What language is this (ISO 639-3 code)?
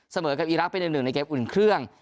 tha